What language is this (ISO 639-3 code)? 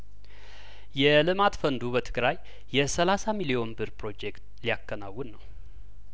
amh